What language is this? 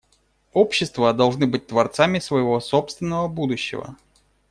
Russian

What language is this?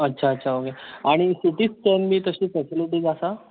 Konkani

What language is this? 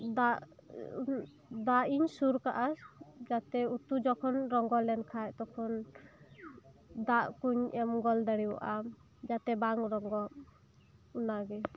Santali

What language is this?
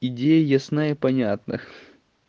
Russian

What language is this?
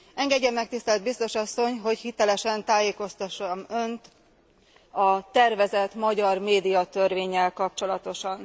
Hungarian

